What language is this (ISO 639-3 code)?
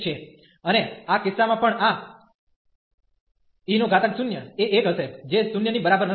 guj